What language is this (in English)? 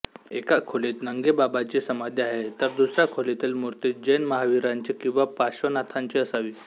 Marathi